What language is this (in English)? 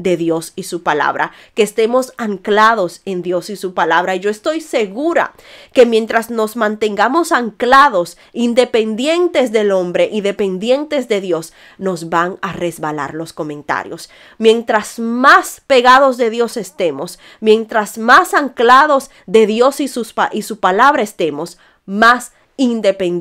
Spanish